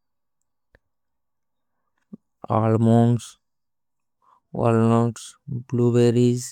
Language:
Kui (India)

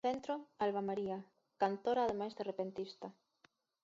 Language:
Galician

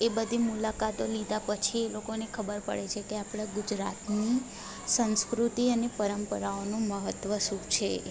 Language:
Gujarati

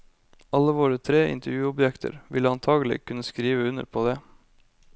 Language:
Norwegian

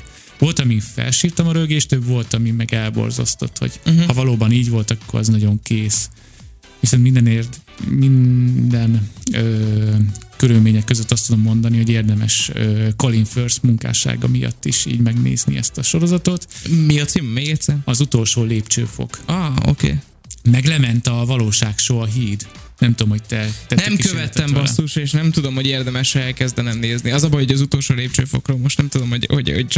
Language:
Hungarian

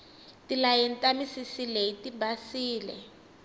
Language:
Tsonga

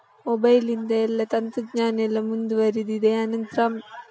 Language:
Kannada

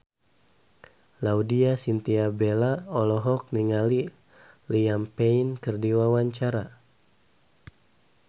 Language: Sundanese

